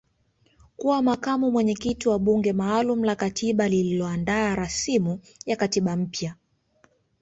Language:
Swahili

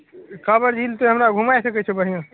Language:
Maithili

